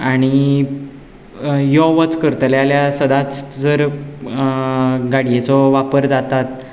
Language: Konkani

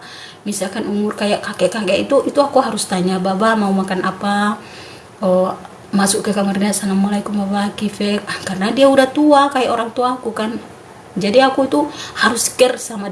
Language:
Indonesian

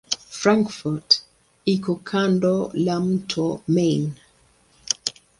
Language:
Swahili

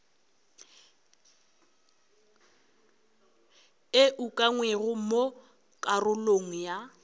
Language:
Northern Sotho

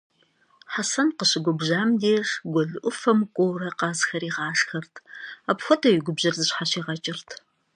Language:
Kabardian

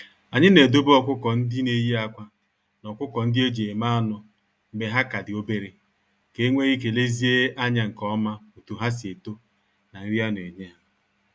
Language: Igbo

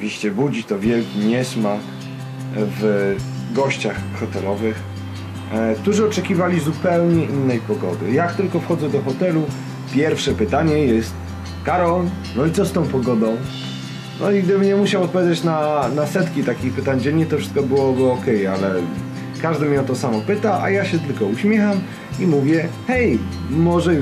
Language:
Polish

